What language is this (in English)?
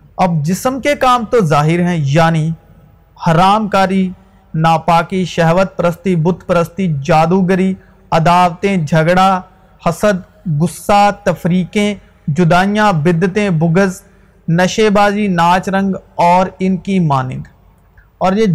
Urdu